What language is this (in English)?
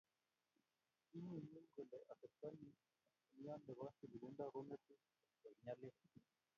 Kalenjin